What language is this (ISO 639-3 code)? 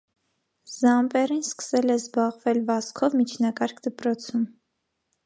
hye